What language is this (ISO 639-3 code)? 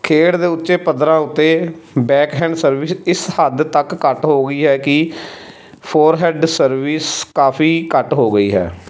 pan